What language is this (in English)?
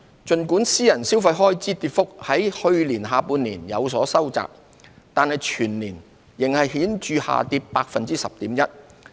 Cantonese